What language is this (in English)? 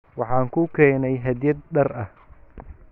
Somali